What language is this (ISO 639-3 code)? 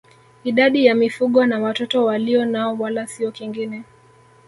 swa